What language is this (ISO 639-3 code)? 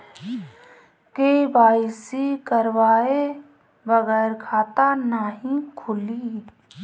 bho